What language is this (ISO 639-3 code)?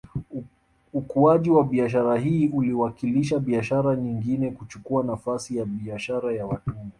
swa